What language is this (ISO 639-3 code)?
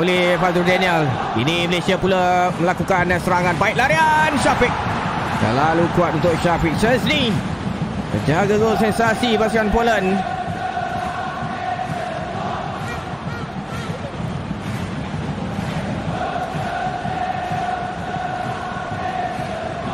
msa